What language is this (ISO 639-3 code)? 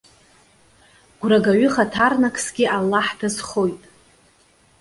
abk